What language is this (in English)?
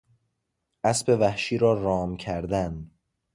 Persian